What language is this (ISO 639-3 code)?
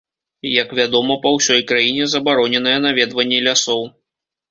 bel